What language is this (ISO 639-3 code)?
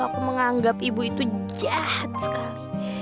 ind